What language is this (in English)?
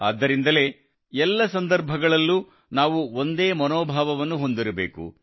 Kannada